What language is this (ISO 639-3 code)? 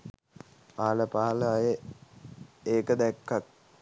sin